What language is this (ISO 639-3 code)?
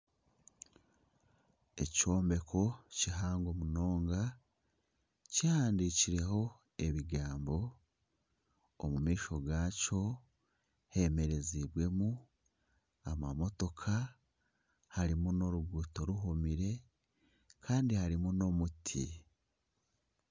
nyn